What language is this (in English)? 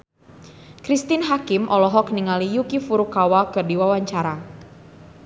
Sundanese